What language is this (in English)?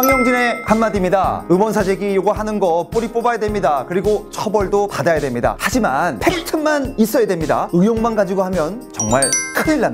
Korean